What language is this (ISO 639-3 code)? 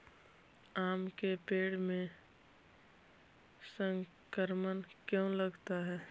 mag